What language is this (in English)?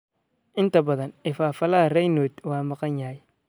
Somali